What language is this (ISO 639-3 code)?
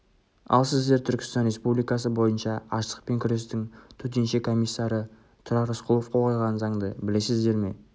kaz